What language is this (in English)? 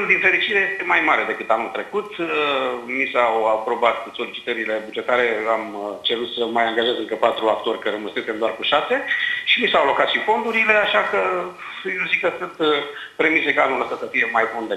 Romanian